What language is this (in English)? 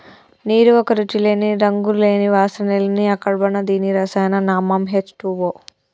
Telugu